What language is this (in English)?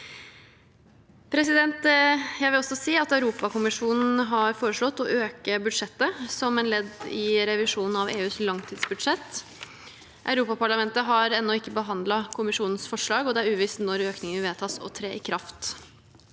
Norwegian